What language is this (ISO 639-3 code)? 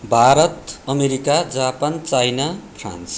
nep